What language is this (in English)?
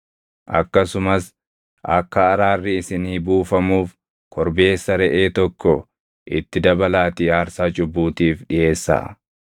Oromo